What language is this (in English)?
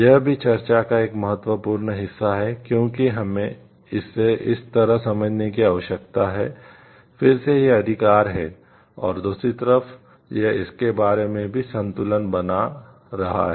Hindi